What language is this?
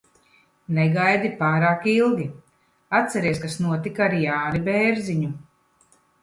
Latvian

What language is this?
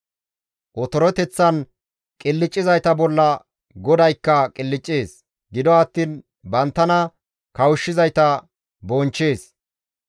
Gamo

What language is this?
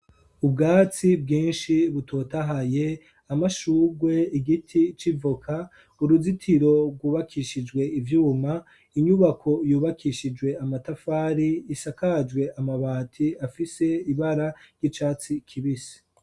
Rundi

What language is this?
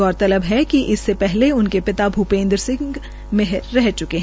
Hindi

